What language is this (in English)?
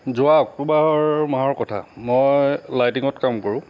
Assamese